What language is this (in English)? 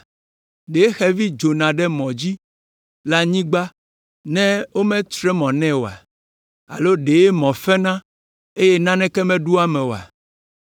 Ewe